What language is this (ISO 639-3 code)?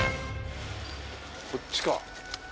jpn